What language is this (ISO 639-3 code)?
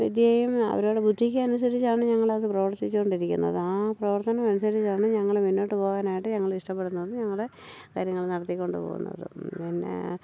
mal